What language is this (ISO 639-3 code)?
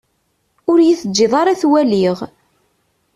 kab